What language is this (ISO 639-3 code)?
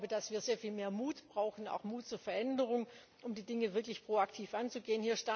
deu